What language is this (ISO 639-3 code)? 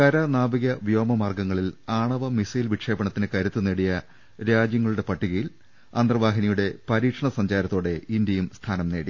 mal